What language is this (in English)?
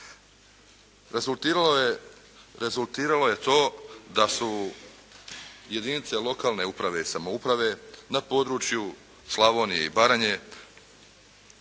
Croatian